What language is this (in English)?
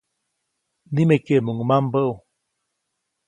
Copainalá Zoque